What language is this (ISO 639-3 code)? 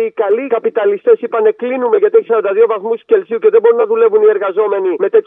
ell